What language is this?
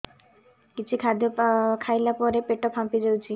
Odia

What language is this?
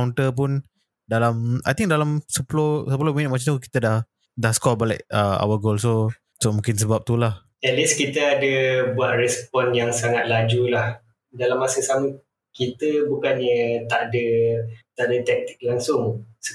Malay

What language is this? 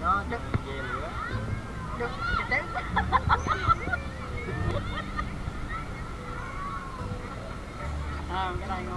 Vietnamese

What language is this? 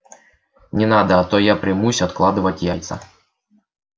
Russian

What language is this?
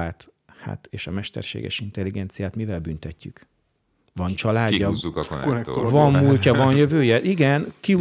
Hungarian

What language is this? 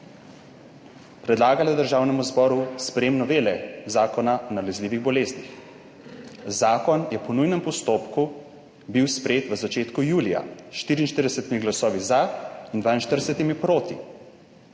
Slovenian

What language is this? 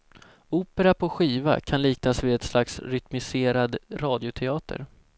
Swedish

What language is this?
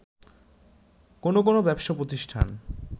Bangla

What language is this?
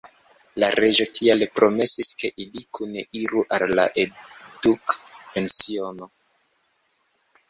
Esperanto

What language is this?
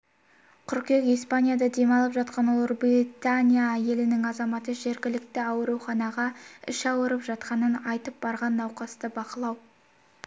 Kazakh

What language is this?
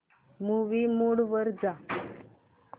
Marathi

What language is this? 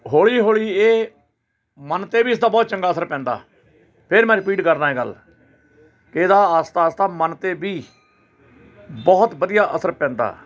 Punjabi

